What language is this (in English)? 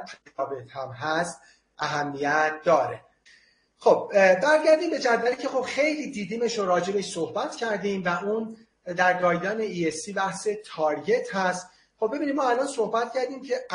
Persian